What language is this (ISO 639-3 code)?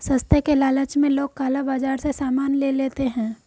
hin